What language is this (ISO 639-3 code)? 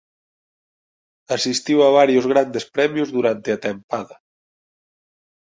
glg